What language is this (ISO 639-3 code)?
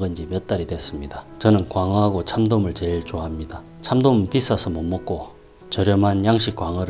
kor